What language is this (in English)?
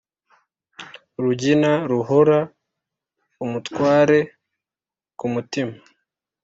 Kinyarwanda